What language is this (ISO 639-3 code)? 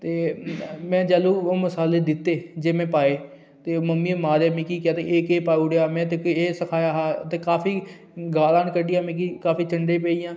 doi